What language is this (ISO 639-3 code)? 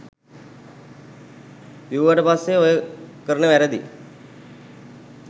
sin